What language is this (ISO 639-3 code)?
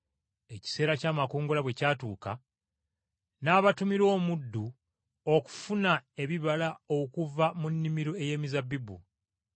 lug